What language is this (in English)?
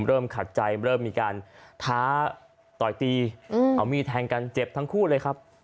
Thai